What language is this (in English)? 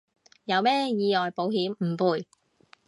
Cantonese